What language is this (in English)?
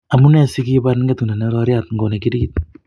Kalenjin